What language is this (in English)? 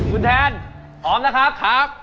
Thai